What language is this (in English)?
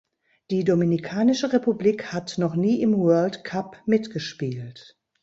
German